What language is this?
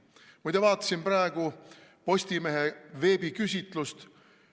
Estonian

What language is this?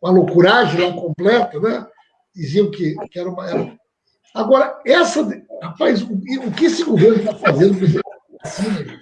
Portuguese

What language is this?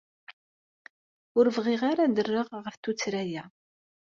Kabyle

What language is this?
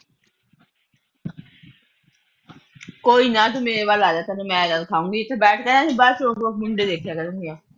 Punjabi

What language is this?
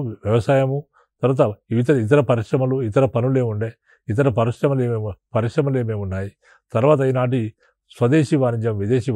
Telugu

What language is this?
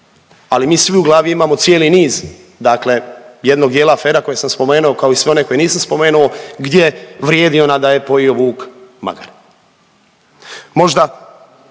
Croatian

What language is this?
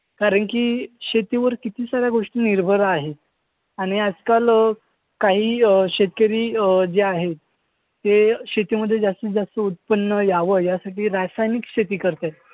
Marathi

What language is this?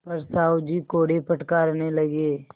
Hindi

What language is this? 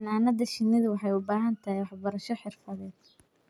Somali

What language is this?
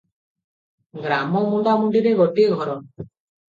Odia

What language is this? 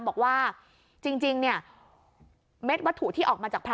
Thai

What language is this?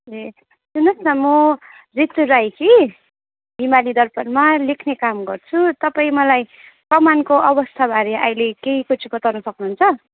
Nepali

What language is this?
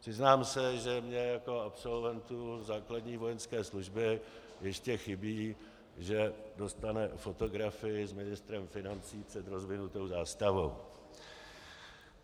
Czech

